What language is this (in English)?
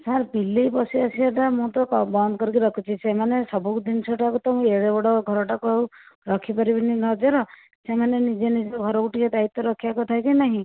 Odia